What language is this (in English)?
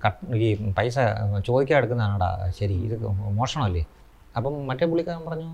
Malayalam